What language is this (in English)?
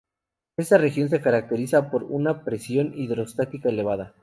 Spanish